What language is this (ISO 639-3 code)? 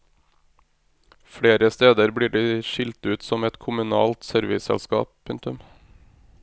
nor